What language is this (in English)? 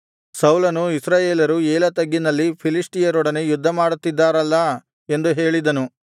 Kannada